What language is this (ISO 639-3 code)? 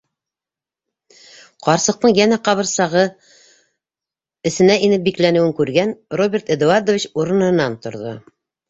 bak